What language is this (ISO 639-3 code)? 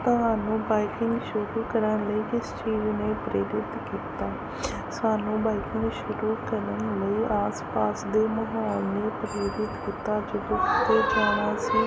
pan